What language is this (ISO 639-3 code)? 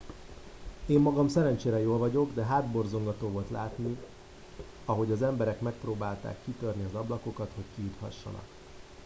hun